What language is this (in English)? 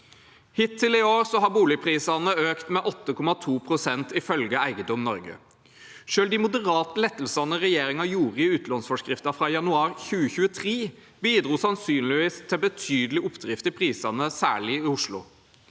Norwegian